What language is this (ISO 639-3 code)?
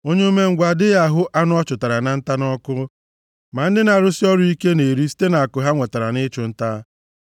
ibo